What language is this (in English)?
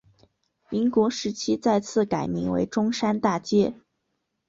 Chinese